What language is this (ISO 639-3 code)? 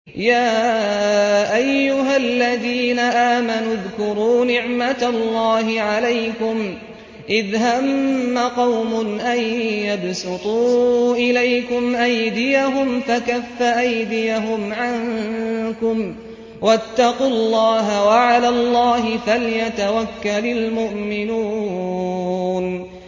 ara